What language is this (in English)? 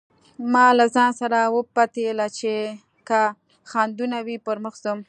Pashto